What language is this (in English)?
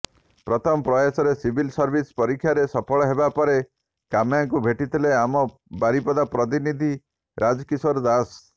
Odia